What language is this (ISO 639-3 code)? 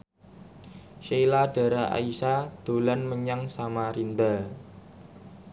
jav